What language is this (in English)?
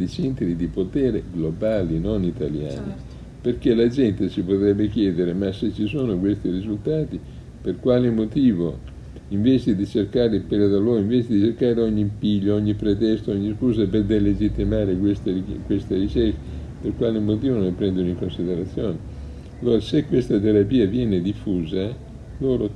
Italian